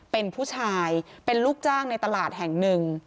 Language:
Thai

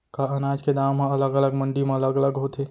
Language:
Chhattisgarhi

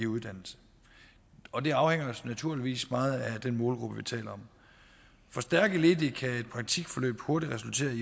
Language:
Danish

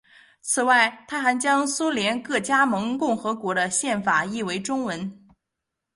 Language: Chinese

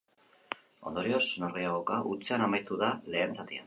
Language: Basque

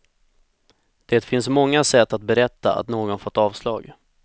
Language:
Swedish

